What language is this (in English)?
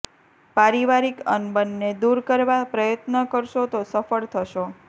Gujarati